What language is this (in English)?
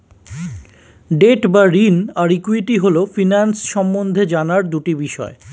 Bangla